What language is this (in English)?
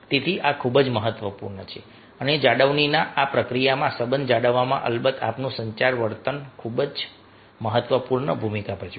Gujarati